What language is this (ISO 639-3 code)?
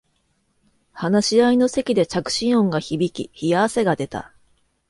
jpn